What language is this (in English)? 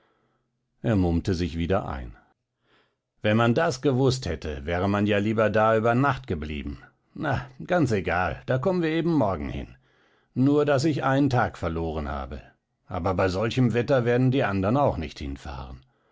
German